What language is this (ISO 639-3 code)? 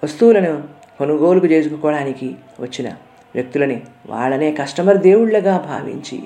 tel